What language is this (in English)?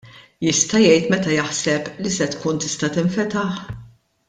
Maltese